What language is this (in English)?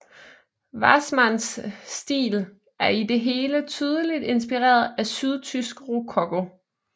Danish